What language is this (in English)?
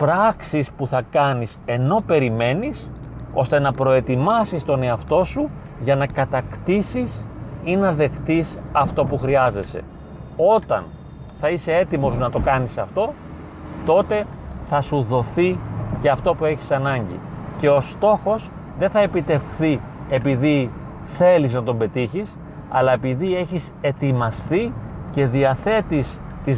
Greek